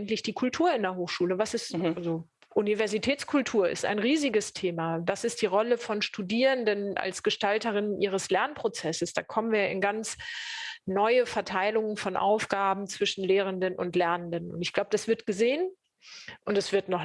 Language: German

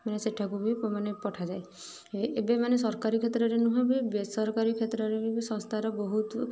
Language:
Odia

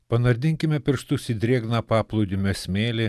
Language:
Lithuanian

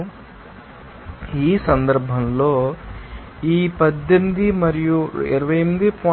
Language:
Telugu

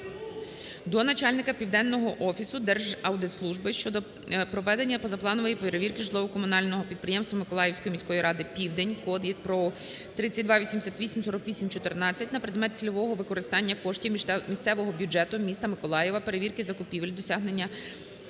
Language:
Ukrainian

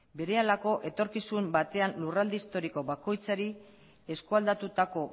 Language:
Basque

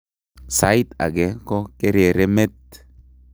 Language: Kalenjin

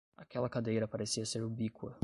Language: Portuguese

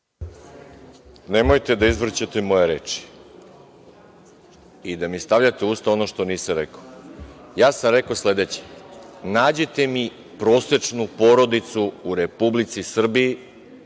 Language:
Serbian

